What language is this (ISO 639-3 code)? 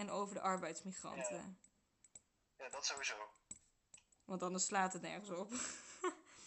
nld